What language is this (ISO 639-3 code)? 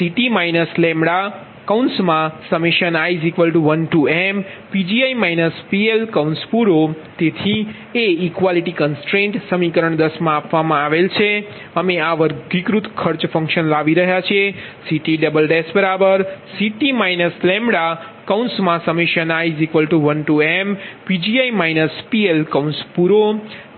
guj